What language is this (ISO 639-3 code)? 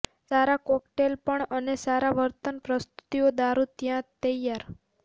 guj